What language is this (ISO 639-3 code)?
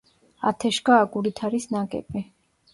kat